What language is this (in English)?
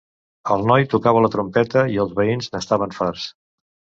Catalan